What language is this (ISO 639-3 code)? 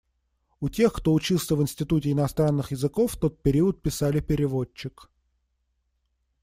rus